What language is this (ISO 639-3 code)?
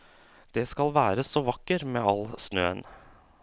nor